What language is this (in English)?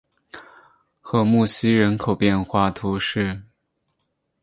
Chinese